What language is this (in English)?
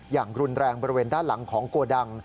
Thai